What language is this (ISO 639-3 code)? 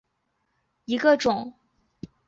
zho